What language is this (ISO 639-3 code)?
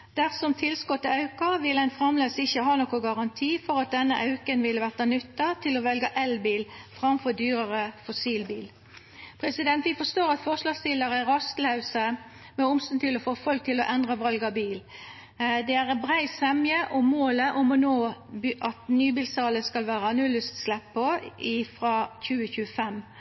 nno